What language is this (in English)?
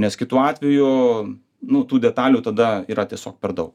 Lithuanian